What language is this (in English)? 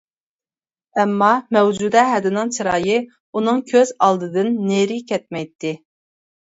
Uyghur